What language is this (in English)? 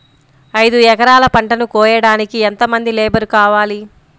Telugu